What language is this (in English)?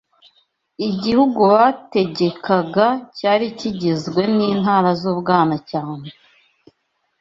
Kinyarwanda